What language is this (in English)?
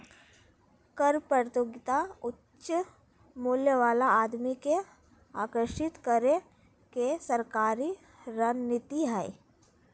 Magahi